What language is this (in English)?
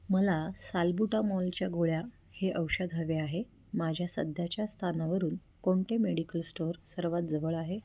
Marathi